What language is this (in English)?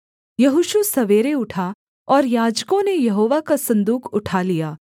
Hindi